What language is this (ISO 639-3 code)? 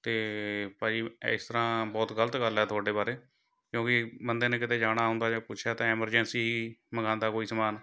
pan